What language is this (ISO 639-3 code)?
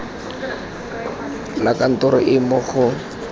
tsn